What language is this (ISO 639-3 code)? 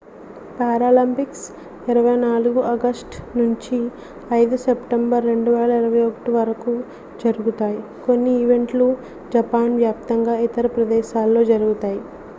tel